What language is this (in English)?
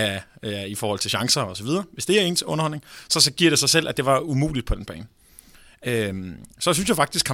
Danish